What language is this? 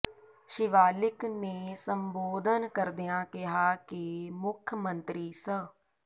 Punjabi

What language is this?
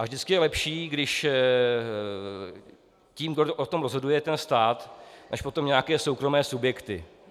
Czech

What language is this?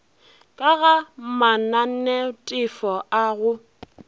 Northern Sotho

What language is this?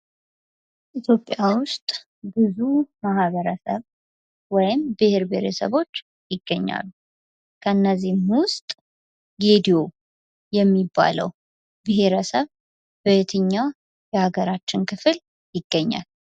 Amharic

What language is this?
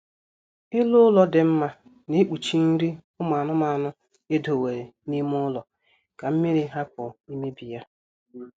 Igbo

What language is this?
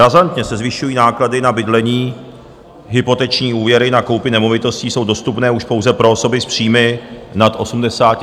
Czech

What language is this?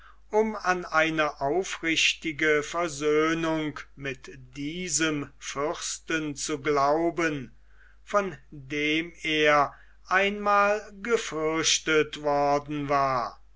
German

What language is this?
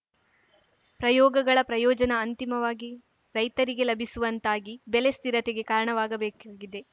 Kannada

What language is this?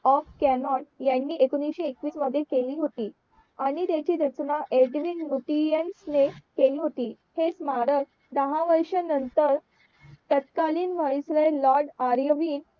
Marathi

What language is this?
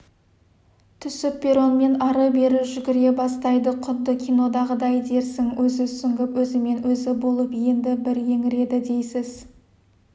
Kazakh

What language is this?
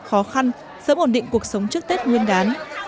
Vietnamese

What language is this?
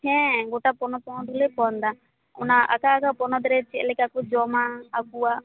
Santali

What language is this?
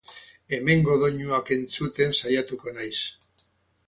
Basque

